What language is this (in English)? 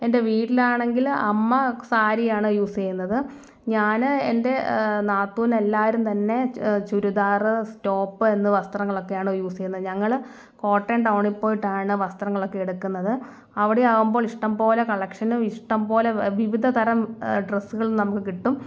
Malayalam